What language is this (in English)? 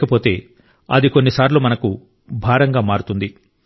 Telugu